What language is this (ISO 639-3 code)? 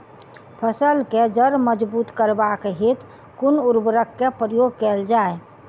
mai